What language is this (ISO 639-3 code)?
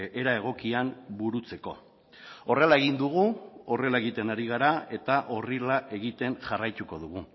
eus